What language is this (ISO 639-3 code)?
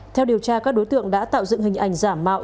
vie